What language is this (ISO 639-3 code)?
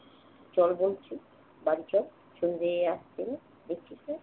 ben